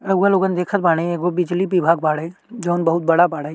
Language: Bhojpuri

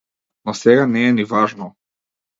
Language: Macedonian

